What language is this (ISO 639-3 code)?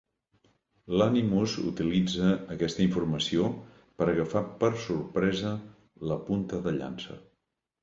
cat